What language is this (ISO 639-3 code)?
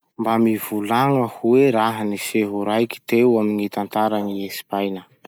msh